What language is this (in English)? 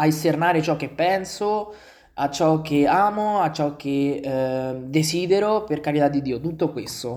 Italian